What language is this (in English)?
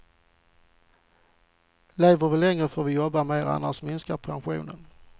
Swedish